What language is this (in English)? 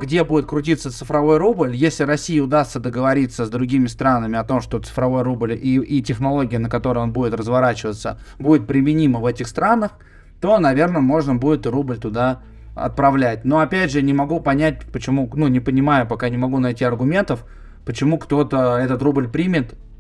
Russian